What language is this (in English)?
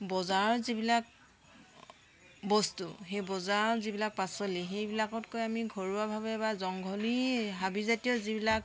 Assamese